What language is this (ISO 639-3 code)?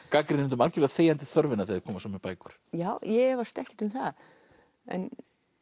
isl